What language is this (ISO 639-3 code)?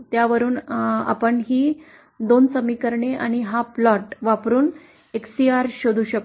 mar